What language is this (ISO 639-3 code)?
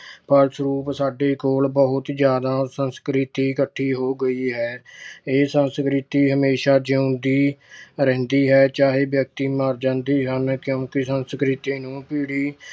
pan